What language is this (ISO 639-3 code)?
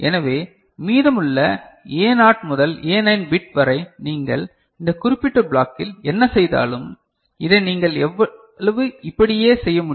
tam